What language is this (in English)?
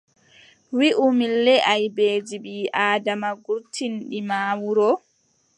Adamawa Fulfulde